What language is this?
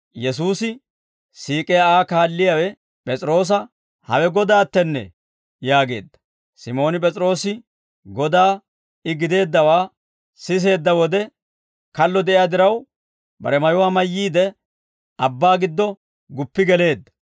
Dawro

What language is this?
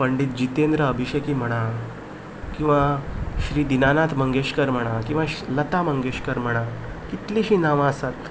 Konkani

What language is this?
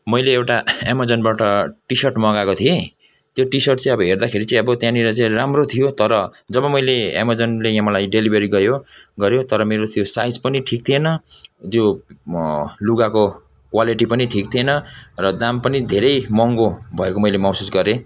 Nepali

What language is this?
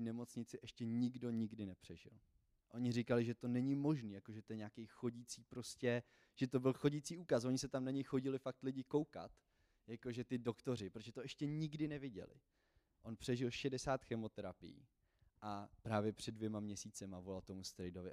Czech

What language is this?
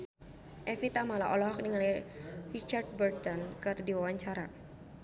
Sundanese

